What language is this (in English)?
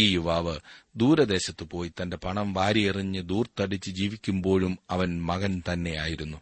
Malayalam